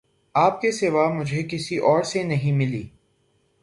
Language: Urdu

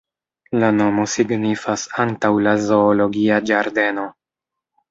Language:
Esperanto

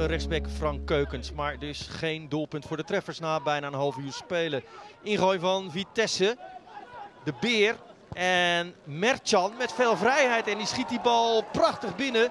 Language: Dutch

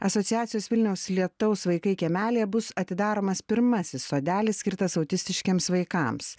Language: Lithuanian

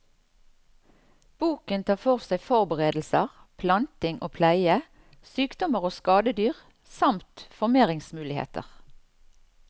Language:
Norwegian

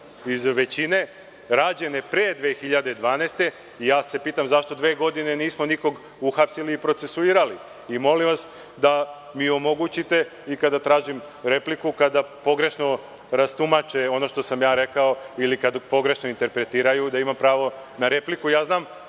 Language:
Serbian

